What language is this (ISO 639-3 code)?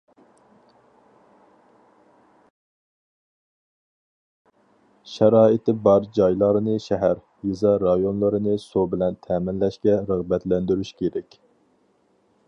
uig